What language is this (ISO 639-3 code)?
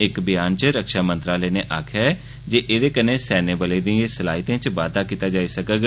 doi